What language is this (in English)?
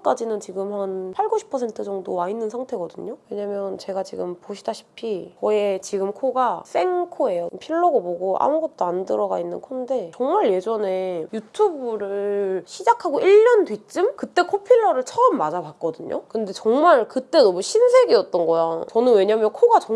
Korean